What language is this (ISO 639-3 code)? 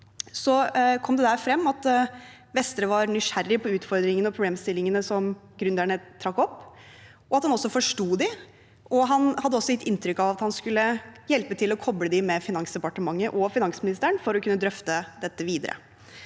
nor